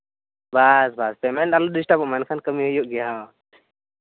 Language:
Santali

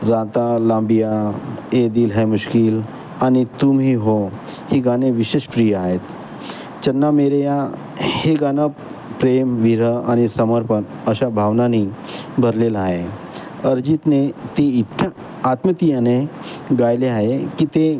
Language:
Marathi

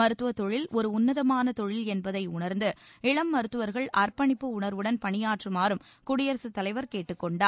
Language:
Tamil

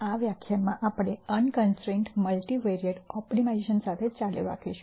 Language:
Gujarati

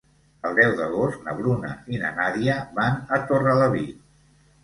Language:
Catalan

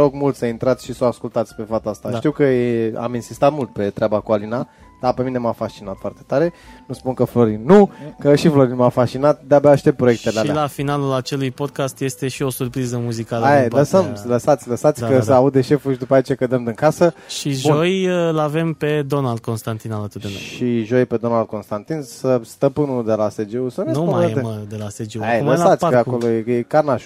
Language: Romanian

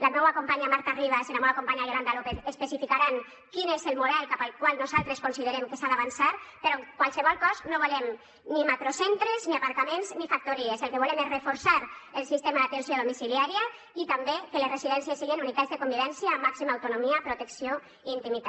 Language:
Catalan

